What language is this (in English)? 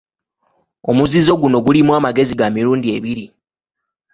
Ganda